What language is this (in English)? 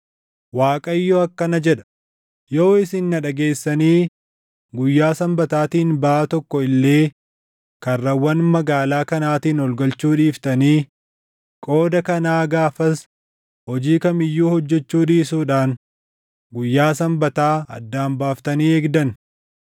Oromo